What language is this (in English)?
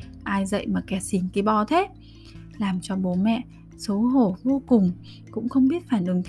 Vietnamese